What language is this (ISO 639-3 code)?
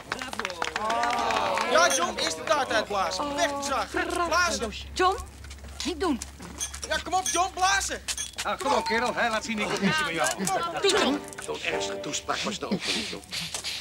nld